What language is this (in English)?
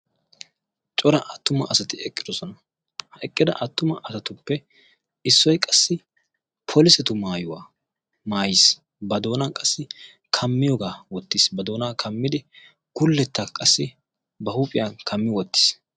Wolaytta